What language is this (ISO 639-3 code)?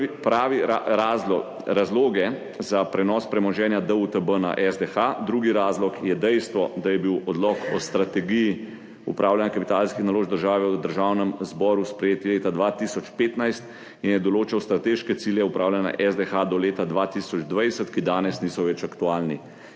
slv